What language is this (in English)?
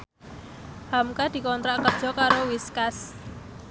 Javanese